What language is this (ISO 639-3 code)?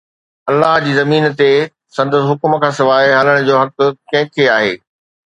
snd